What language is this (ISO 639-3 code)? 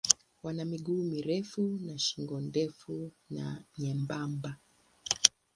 swa